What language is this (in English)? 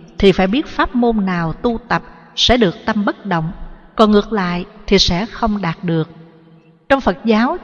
Vietnamese